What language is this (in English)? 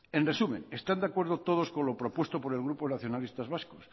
Spanish